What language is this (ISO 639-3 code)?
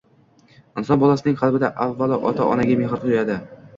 uzb